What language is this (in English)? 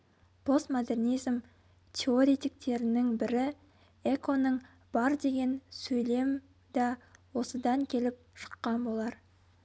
Kazakh